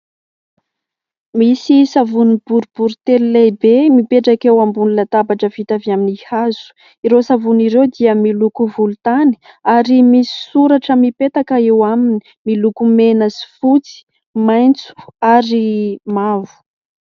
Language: Malagasy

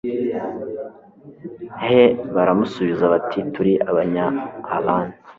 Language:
Kinyarwanda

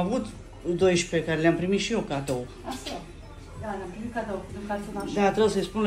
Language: Romanian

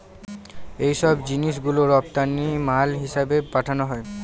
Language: Bangla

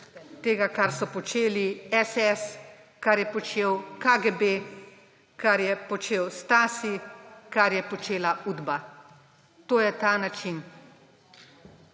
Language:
Slovenian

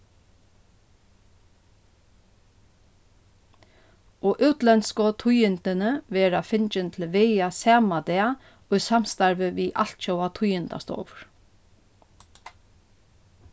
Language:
Faroese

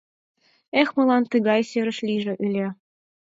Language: Mari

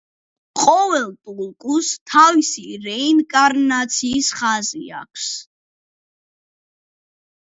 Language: Georgian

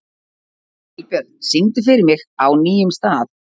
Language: Icelandic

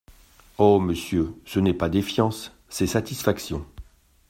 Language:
French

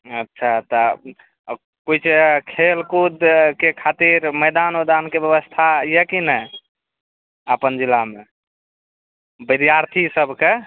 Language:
Maithili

